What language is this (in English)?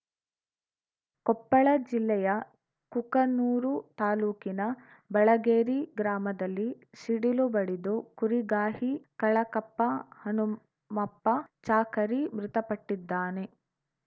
Kannada